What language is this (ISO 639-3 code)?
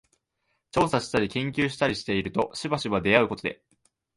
jpn